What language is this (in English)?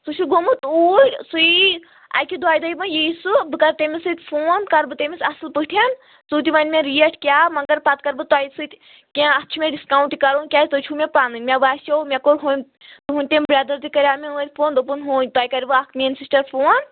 Kashmiri